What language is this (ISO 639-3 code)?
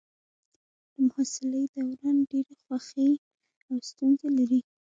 pus